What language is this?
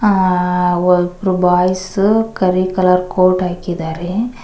Kannada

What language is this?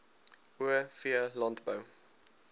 Afrikaans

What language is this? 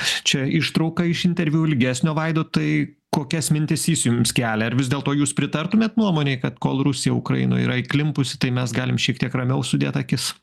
Lithuanian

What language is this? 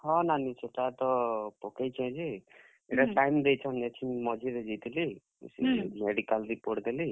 Odia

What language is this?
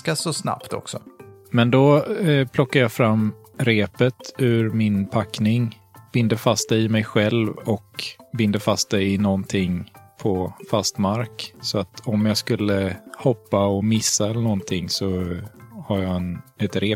Swedish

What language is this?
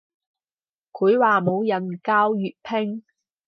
Cantonese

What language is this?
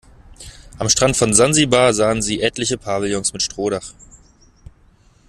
German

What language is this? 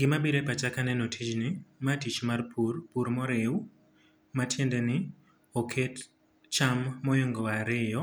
Luo (Kenya and Tanzania)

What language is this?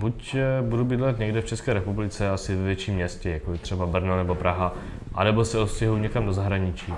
Czech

